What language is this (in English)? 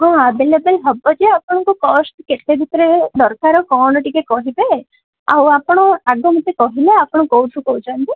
Odia